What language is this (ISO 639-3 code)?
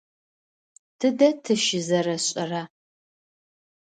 ady